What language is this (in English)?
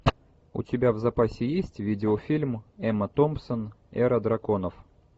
Russian